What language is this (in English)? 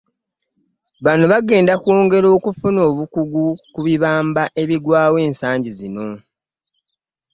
Ganda